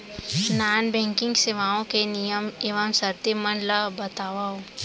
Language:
Chhattisgarhi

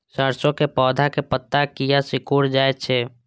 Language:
Maithili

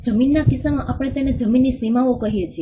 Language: Gujarati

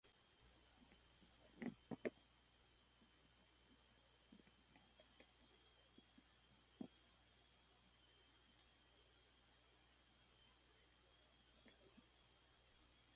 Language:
Central Kurdish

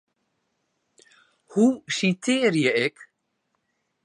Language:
Western Frisian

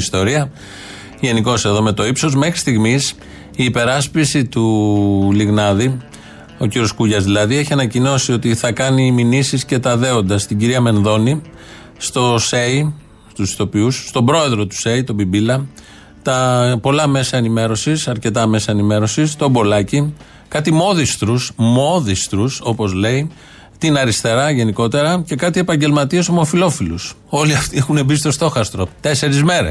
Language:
Greek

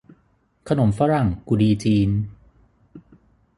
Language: Thai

